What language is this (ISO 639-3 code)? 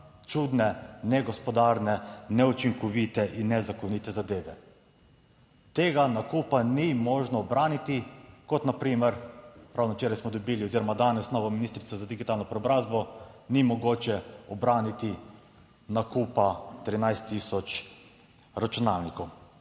slv